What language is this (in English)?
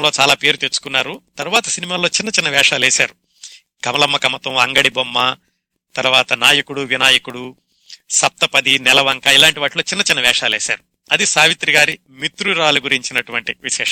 Telugu